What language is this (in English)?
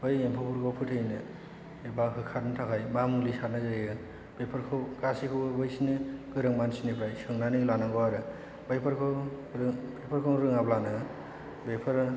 Bodo